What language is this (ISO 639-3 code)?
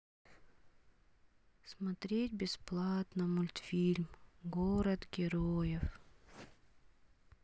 rus